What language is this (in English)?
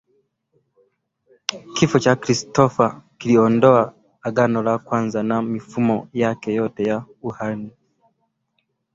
Swahili